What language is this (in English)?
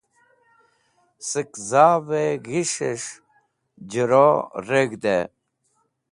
Wakhi